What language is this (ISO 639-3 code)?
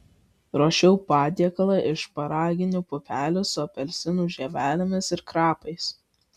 lit